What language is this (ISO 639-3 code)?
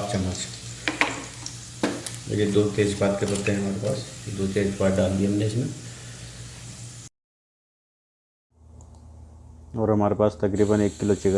hin